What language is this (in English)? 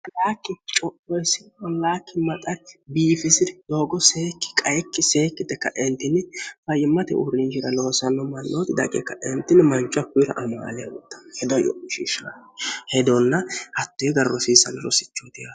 Sidamo